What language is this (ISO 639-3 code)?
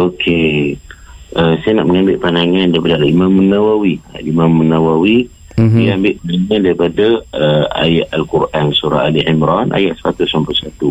msa